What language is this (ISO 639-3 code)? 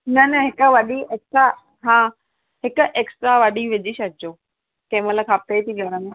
snd